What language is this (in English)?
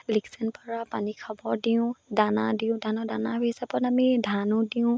Assamese